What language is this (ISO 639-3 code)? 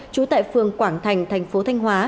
vie